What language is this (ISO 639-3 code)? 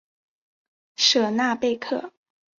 zho